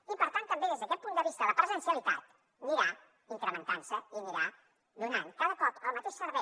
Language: Catalan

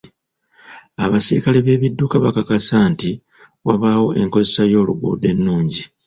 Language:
Ganda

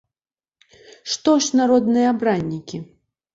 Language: Belarusian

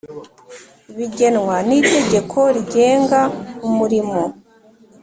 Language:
Kinyarwanda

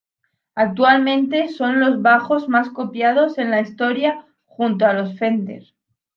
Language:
Spanish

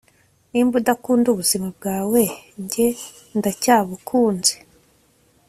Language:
Kinyarwanda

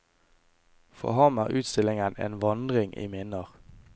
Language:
Norwegian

